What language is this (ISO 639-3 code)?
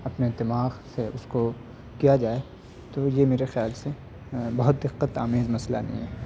urd